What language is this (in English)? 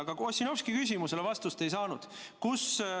Estonian